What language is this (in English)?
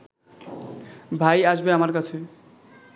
Bangla